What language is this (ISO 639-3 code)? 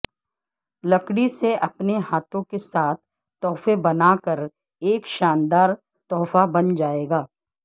urd